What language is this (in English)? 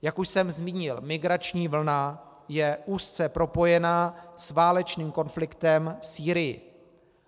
Czech